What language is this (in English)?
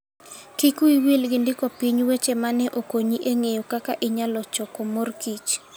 Luo (Kenya and Tanzania)